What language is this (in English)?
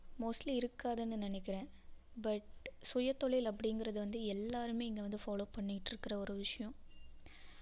Tamil